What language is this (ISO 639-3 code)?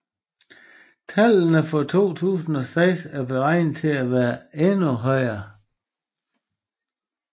dan